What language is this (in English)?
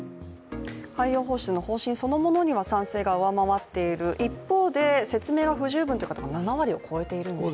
Japanese